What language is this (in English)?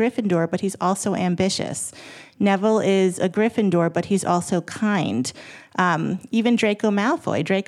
English